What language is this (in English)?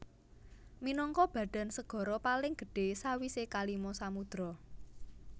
Javanese